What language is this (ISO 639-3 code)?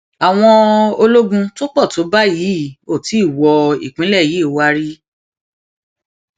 yor